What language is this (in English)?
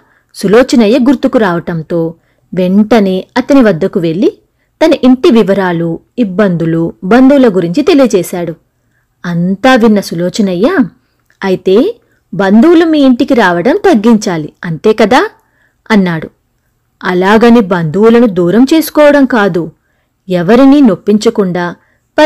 Telugu